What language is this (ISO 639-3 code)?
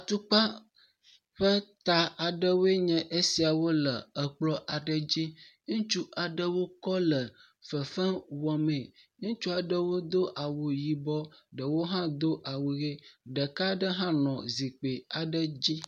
ewe